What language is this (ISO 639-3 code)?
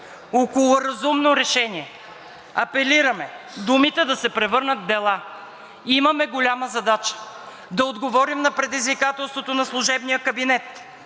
bul